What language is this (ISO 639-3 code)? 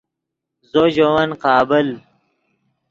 ydg